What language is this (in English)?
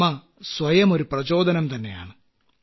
Malayalam